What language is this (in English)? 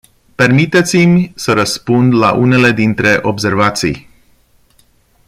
Romanian